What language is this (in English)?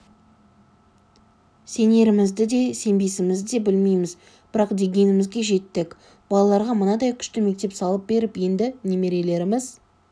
Kazakh